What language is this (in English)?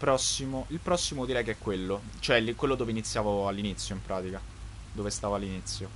Italian